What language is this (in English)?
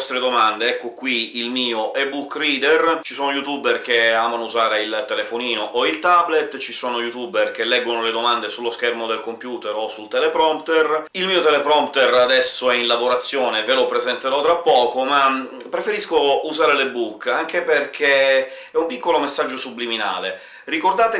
Italian